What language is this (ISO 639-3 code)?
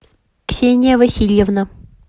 rus